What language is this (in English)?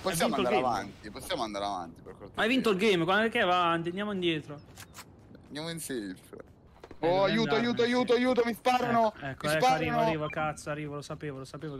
Italian